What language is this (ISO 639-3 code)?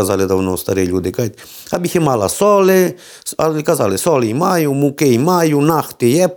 ukr